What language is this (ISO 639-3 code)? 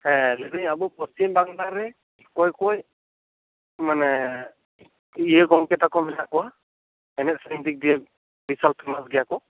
sat